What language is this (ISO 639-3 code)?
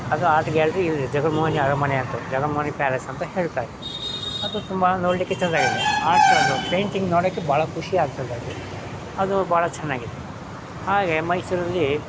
kan